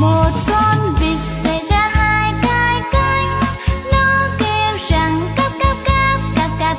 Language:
Thai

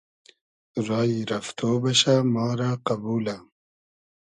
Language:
Hazaragi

